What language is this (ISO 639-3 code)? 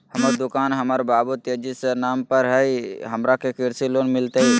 mag